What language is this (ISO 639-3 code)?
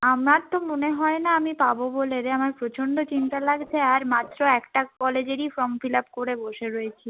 ben